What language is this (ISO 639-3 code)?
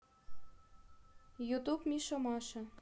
rus